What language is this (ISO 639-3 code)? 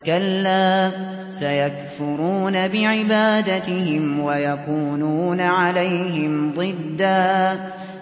ara